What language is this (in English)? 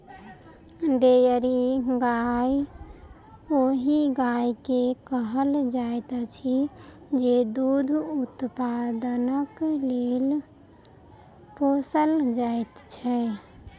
Maithili